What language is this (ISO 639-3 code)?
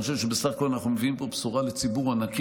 heb